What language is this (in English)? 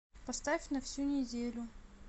Russian